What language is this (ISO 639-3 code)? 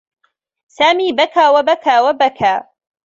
ara